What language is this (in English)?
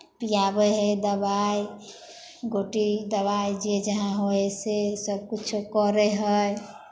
Maithili